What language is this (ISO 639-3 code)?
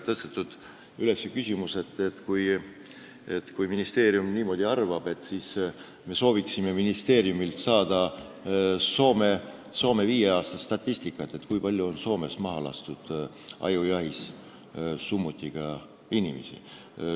est